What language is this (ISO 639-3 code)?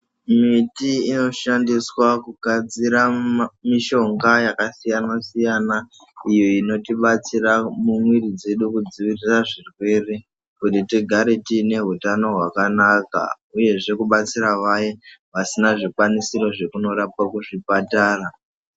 ndc